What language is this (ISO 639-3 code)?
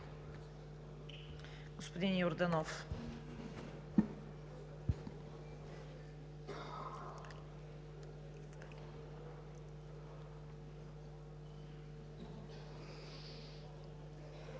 bul